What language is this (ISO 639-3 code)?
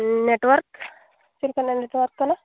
sat